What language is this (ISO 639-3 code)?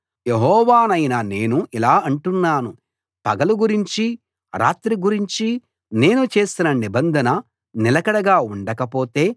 tel